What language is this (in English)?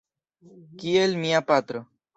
Esperanto